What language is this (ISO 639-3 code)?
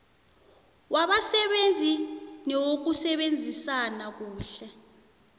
nbl